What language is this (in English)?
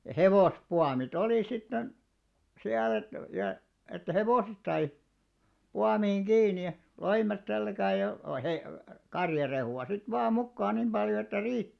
Finnish